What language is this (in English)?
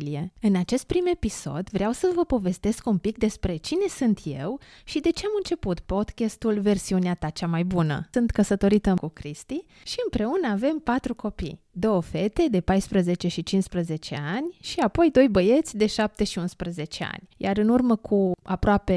Romanian